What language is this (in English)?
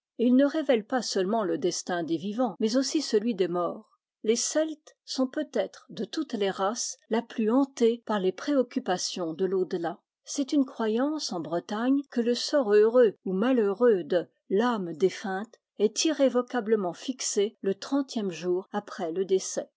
French